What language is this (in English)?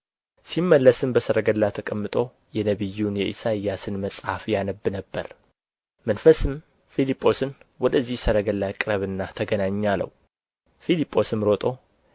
Amharic